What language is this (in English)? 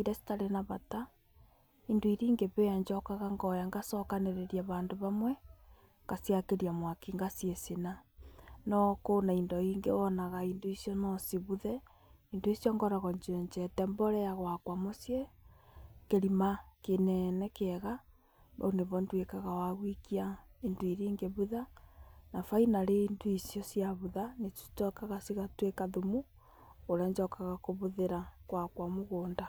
Kikuyu